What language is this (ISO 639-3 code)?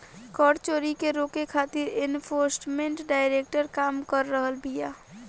bho